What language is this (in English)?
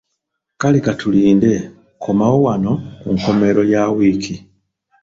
Ganda